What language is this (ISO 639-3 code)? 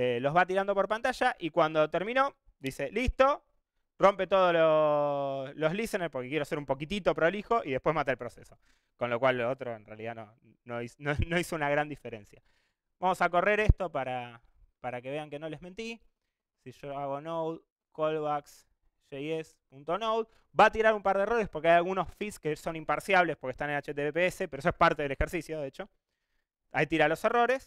spa